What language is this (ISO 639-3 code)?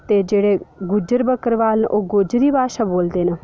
doi